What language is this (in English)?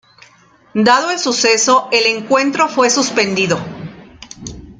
Spanish